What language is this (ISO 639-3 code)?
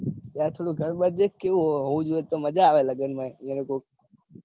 guj